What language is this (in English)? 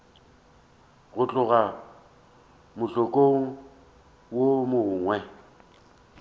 Northern Sotho